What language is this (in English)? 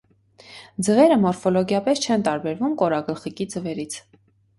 Armenian